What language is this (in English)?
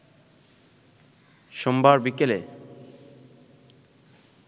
Bangla